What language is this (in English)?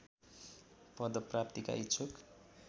Nepali